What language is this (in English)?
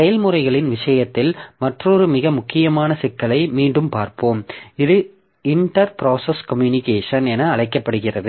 Tamil